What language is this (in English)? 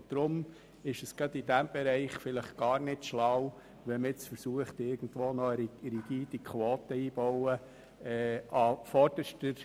Swiss German